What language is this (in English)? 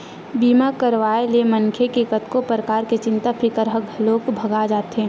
Chhattisgarhi